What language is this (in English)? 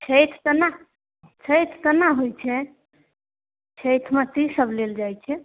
Maithili